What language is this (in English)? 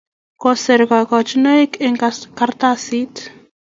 Kalenjin